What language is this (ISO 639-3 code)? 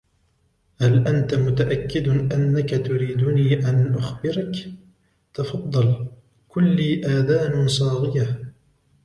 ara